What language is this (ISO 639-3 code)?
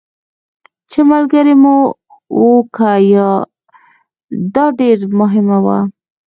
pus